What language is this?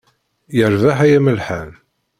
Kabyle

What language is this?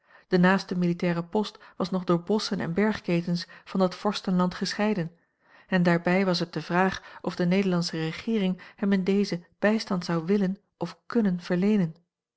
Dutch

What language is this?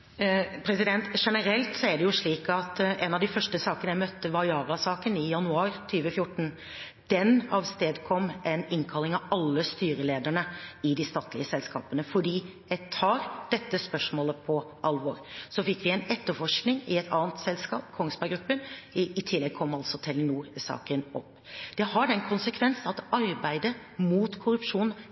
Norwegian Bokmål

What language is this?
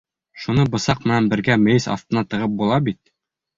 Bashkir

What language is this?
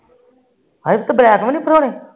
Punjabi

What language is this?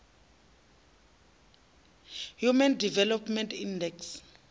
Venda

